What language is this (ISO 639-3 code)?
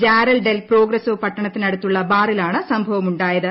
mal